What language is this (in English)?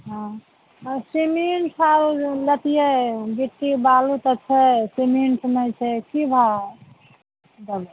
Maithili